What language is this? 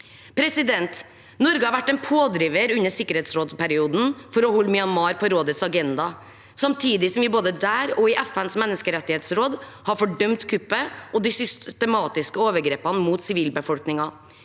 Norwegian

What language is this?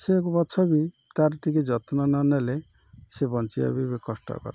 Odia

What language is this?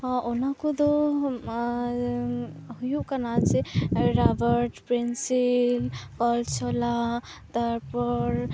Santali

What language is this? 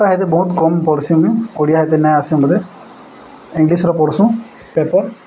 Odia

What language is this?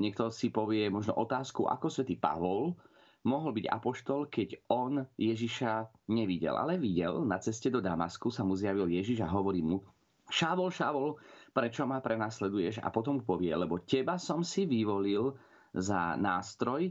Slovak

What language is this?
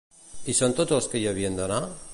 Catalan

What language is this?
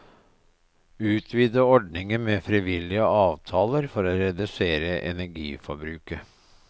Norwegian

